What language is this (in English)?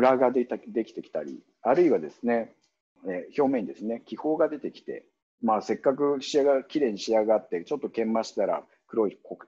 Japanese